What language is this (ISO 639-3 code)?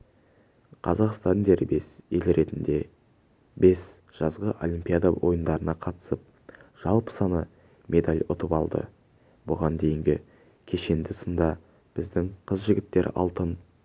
kaz